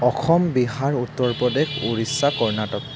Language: Assamese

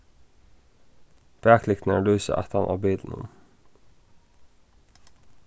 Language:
Faroese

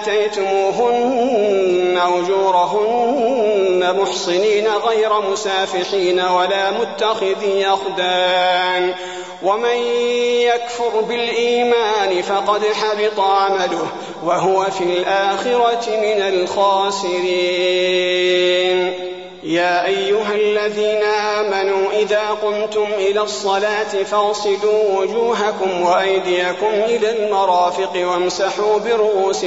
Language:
Arabic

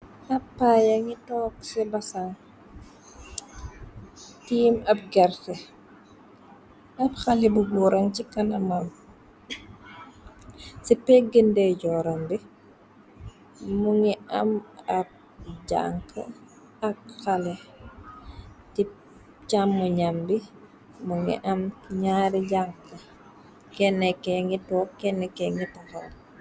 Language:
Wolof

